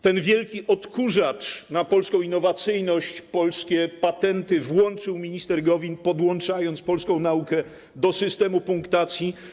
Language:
Polish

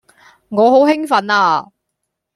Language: Cantonese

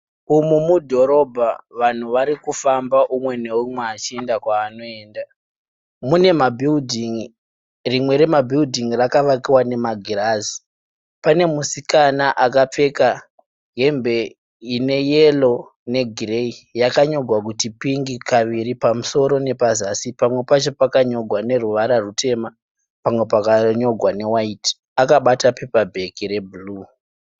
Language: Shona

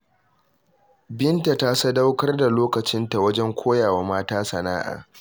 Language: Hausa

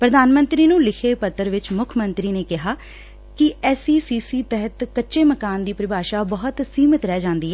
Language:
Punjabi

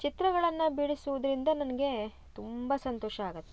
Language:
Kannada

